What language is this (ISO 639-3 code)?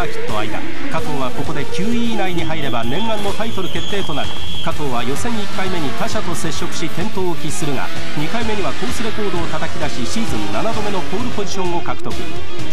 jpn